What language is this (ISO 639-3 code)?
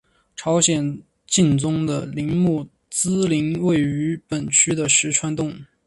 zho